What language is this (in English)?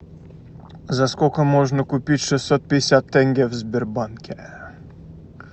Russian